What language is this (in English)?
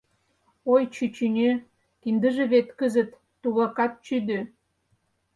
Mari